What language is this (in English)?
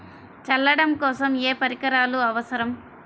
Telugu